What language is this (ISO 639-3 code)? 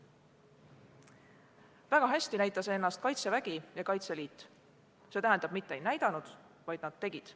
est